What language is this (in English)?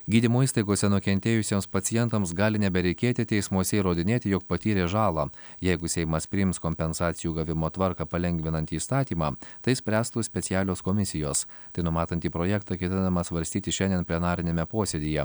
Lithuanian